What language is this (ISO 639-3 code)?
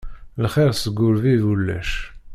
kab